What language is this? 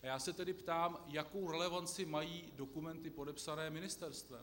Czech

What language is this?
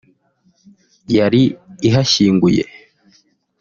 Kinyarwanda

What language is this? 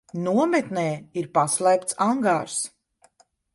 Latvian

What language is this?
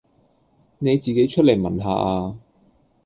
Cantonese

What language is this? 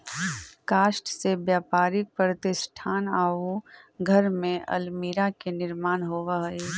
Magahi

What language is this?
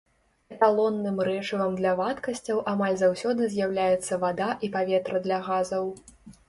Belarusian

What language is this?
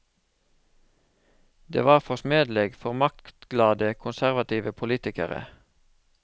Norwegian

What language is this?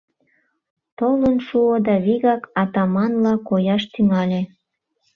Mari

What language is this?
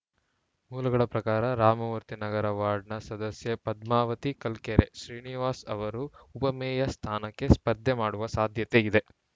Kannada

